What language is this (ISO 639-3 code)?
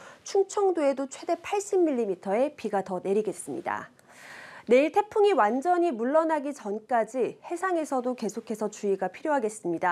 kor